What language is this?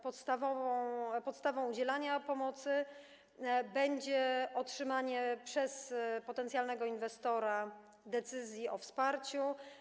Polish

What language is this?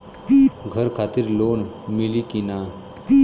Bhojpuri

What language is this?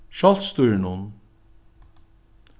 Faroese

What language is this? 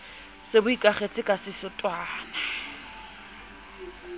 Southern Sotho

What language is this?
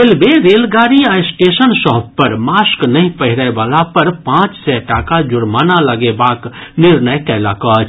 Maithili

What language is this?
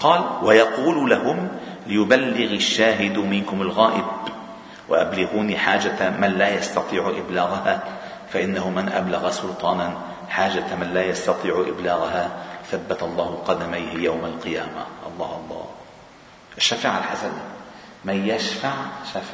Arabic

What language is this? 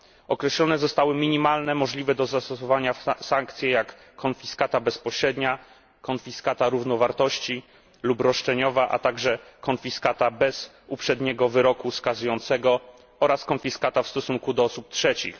Polish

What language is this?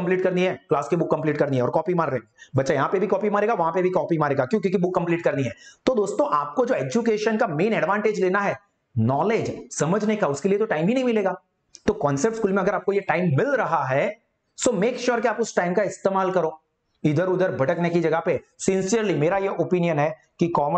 Hindi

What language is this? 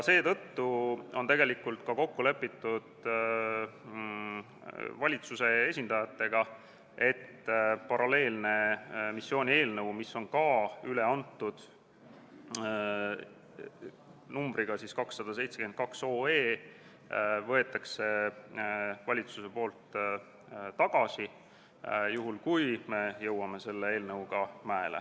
Estonian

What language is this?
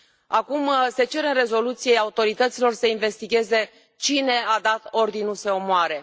Romanian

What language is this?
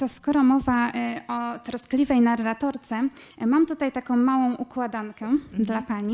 Polish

